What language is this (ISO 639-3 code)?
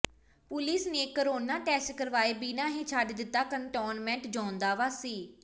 pan